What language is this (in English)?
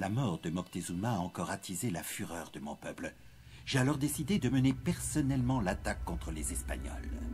French